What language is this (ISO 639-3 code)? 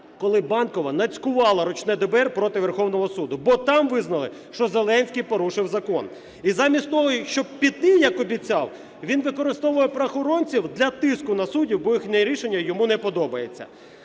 ukr